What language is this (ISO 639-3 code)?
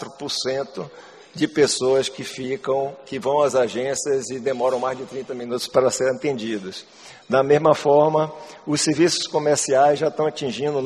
por